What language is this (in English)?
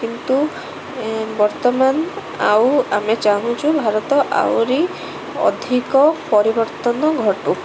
Odia